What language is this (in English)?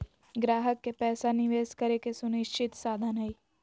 Magahi